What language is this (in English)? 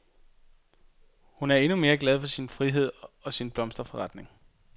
Danish